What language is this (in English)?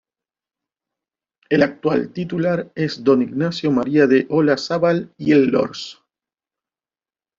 Spanish